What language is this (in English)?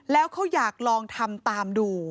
Thai